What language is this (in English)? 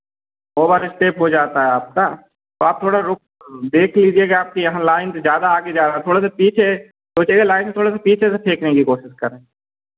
Hindi